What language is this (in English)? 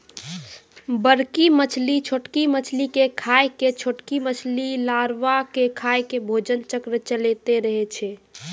Maithili